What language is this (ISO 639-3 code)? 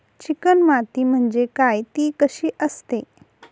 mar